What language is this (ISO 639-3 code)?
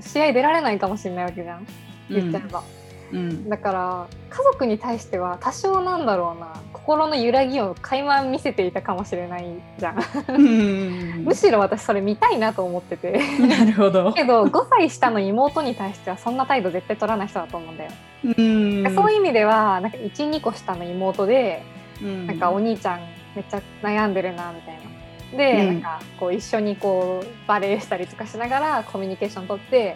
jpn